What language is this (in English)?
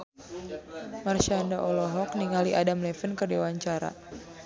Sundanese